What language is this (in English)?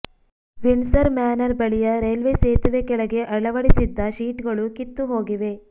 Kannada